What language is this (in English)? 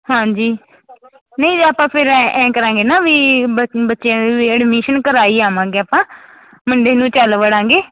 Punjabi